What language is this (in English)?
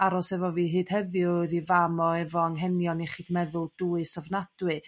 Welsh